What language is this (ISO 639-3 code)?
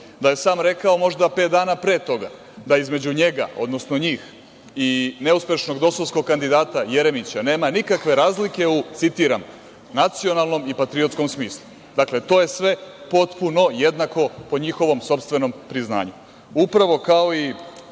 srp